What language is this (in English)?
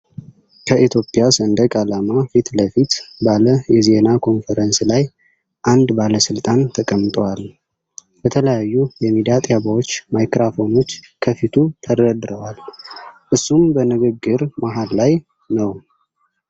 Amharic